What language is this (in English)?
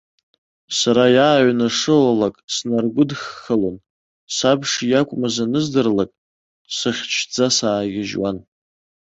Abkhazian